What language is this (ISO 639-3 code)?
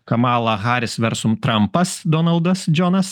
lit